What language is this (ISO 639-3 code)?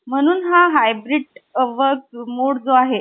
mar